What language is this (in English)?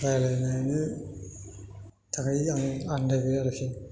Bodo